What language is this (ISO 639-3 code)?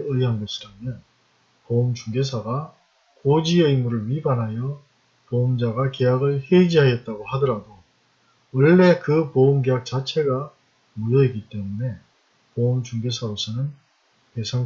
kor